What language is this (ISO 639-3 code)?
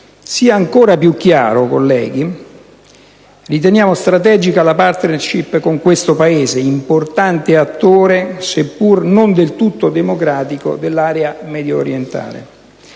ita